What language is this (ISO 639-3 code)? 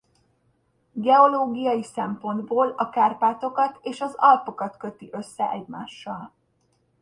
hun